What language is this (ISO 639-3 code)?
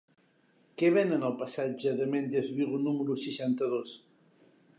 cat